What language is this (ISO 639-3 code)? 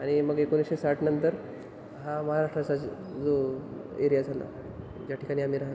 mar